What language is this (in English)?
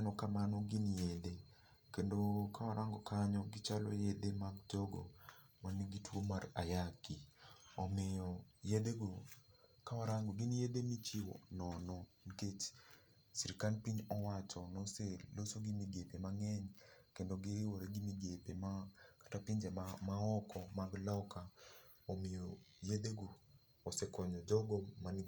Luo (Kenya and Tanzania)